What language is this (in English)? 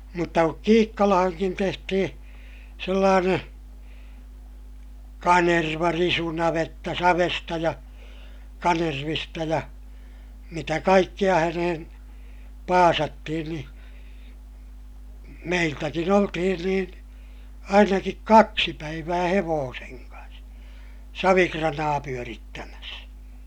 Finnish